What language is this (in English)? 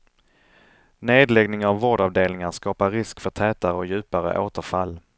Swedish